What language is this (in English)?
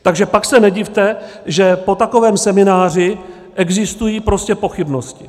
Czech